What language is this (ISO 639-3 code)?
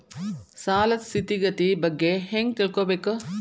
kan